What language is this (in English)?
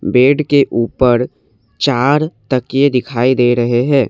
Hindi